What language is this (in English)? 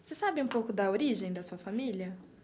Portuguese